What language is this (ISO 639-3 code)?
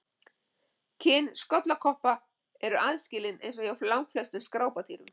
isl